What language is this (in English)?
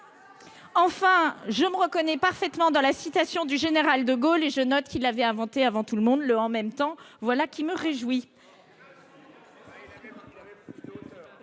French